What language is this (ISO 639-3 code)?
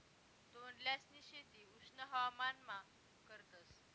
mar